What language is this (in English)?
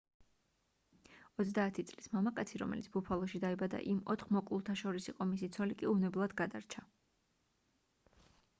Georgian